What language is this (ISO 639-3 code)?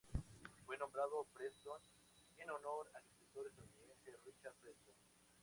spa